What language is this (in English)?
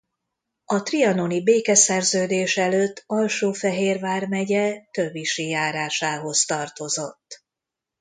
Hungarian